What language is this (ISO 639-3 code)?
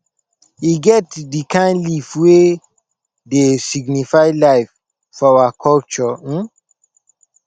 pcm